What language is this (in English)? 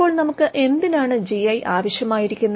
Malayalam